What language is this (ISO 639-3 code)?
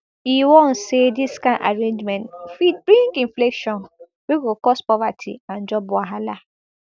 pcm